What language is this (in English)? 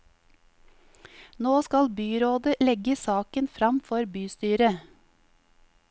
Norwegian